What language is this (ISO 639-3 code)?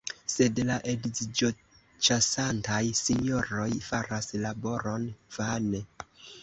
epo